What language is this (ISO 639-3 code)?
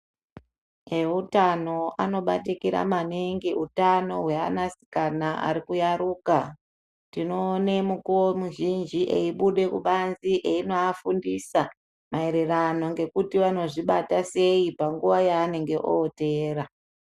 ndc